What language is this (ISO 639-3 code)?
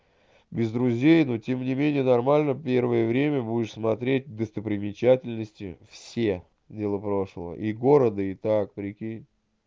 rus